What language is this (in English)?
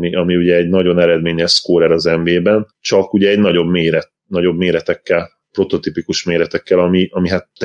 Hungarian